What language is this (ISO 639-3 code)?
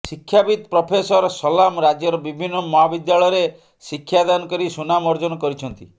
ori